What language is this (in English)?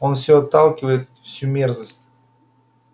Russian